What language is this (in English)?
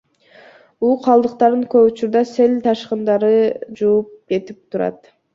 Kyrgyz